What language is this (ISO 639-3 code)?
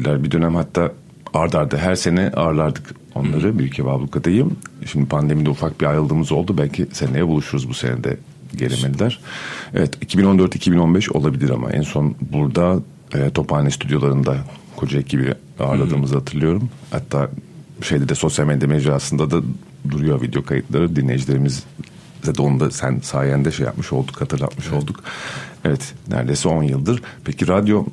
tur